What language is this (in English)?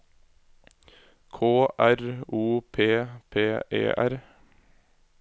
Norwegian